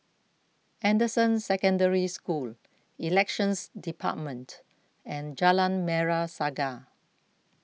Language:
English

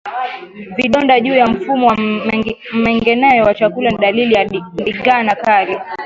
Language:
Swahili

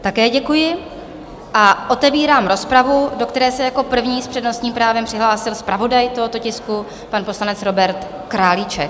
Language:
Czech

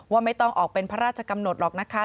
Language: Thai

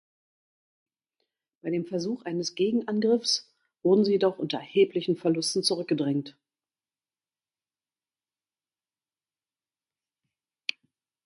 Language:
German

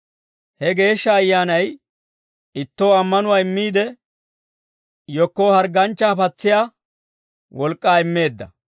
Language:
Dawro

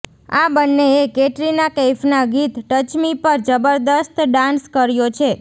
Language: Gujarati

